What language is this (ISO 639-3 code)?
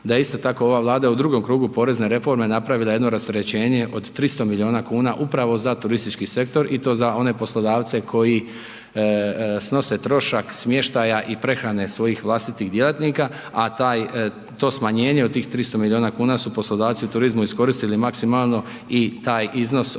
hrv